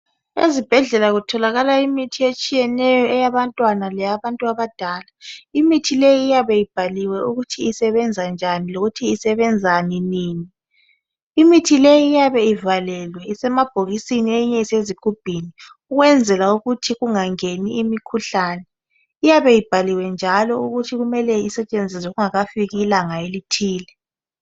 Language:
North Ndebele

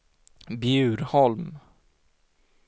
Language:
Swedish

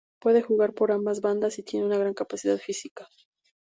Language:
Spanish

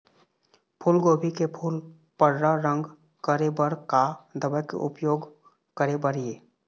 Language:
Chhattisgarhi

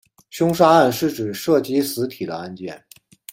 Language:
Chinese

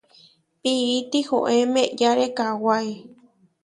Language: Huarijio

